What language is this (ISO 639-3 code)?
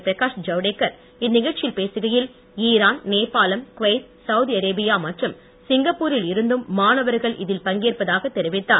tam